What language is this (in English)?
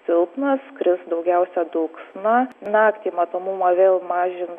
Lithuanian